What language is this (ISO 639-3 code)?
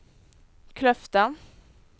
nor